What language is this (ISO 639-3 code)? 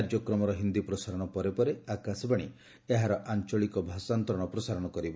ori